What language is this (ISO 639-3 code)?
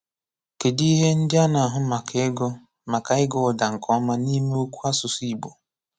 ibo